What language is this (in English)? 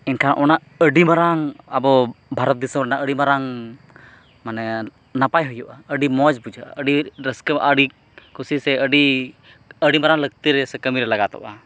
Santali